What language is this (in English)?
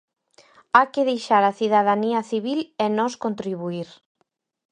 Galician